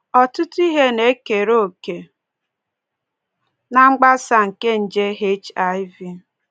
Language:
Igbo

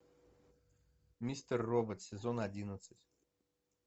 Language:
Russian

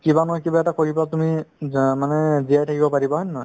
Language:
Assamese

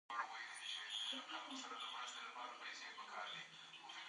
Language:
Pashto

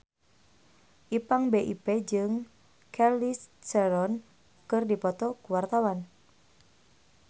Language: Sundanese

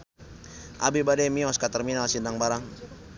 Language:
Sundanese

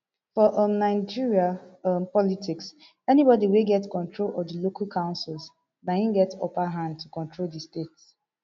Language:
Nigerian Pidgin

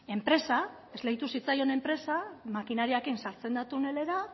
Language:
Basque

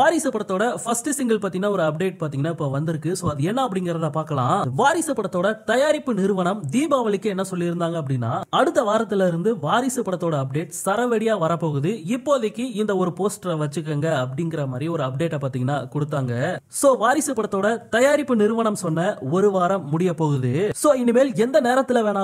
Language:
Romanian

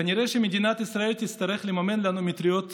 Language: Hebrew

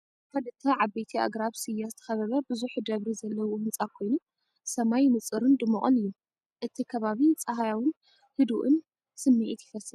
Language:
Tigrinya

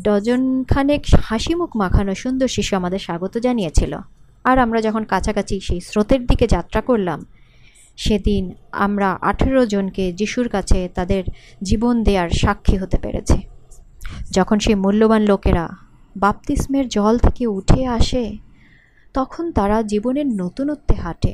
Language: Bangla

